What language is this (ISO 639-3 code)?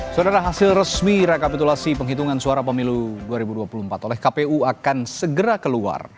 ind